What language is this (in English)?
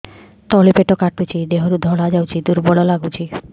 Odia